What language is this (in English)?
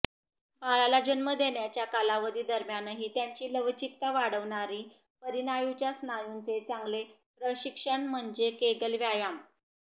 Marathi